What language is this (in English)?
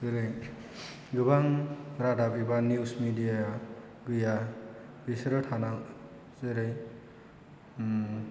Bodo